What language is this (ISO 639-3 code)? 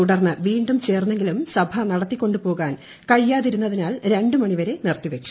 mal